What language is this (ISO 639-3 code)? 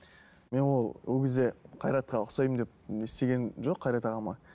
kaz